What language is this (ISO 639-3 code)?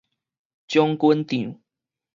nan